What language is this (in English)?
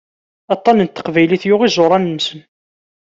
Kabyle